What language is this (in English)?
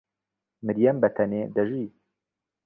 Central Kurdish